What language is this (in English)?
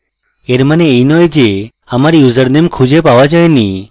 Bangla